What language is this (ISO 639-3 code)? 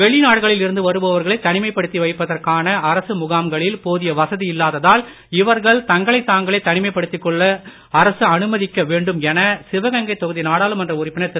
tam